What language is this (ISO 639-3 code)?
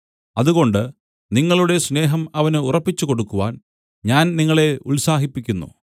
mal